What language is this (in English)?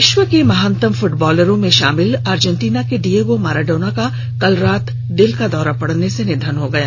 Hindi